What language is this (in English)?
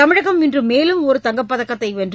Tamil